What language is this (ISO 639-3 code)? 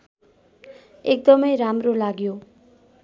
nep